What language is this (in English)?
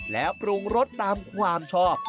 Thai